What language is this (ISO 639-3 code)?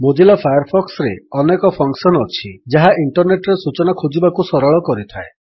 ori